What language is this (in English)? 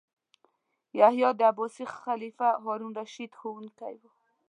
Pashto